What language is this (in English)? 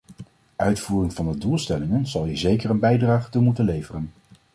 Dutch